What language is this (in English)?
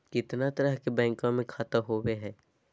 Magahi